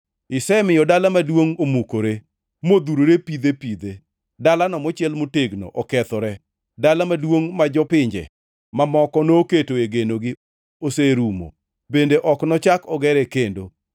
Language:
Luo (Kenya and Tanzania)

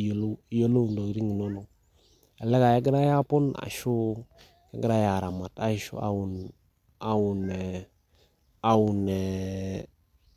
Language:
Masai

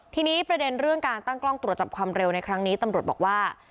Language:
Thai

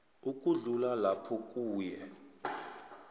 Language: South Ndebele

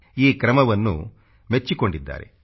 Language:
Kannada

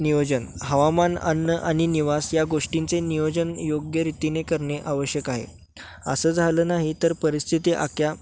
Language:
Marathi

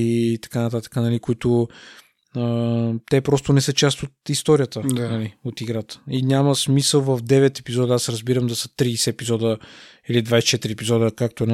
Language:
Bulgarian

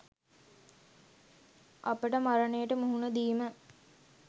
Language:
Sinhala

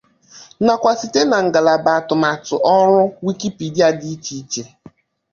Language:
Igbo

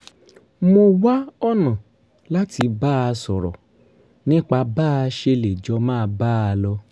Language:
Yoruba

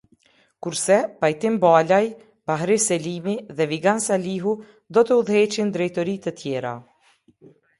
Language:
Albanian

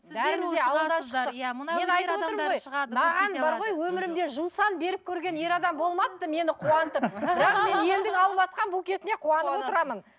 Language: Kazakh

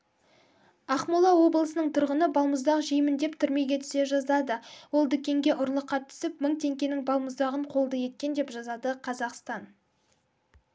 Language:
Kazakh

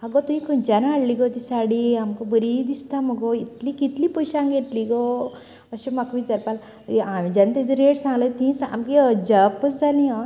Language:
Konkani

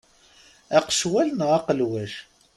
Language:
Kabyle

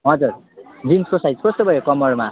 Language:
Nepali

